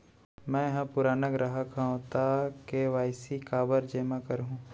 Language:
Chhattisgarhi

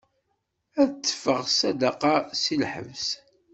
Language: Kabyle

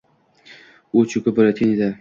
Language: Uzbek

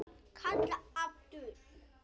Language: Icelandic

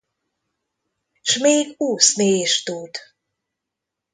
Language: Hungarian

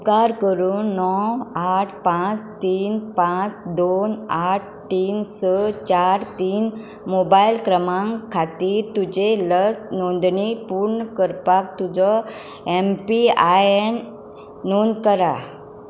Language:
Konkani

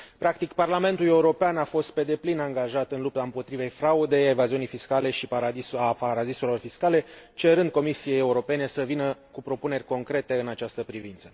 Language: Romanian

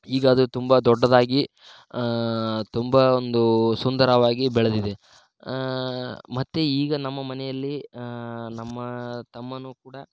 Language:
Kannada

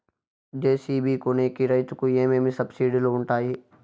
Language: Telugu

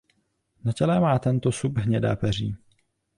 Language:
Czech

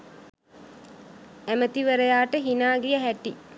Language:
Sinhala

